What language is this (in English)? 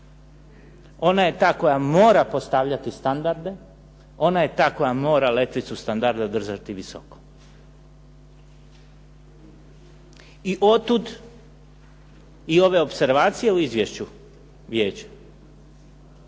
Croatian